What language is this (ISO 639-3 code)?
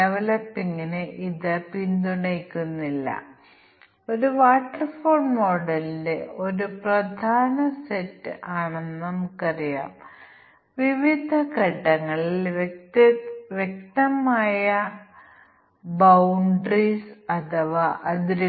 mal